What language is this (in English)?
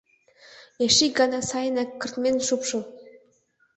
Mari